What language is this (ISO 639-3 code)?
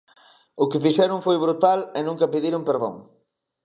glg